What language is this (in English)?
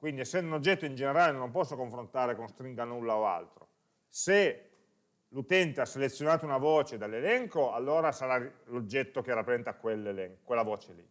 Italian